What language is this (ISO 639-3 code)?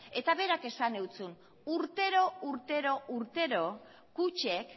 eus